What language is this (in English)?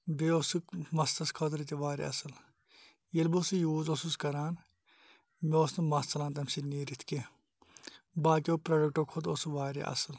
Kashmiri